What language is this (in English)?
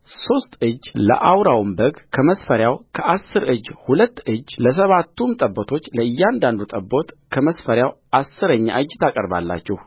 Amharic